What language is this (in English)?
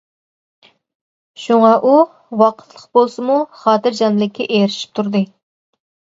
Uyghur